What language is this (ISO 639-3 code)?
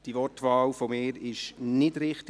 gsw